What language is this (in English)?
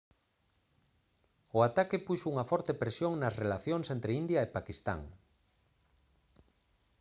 Galician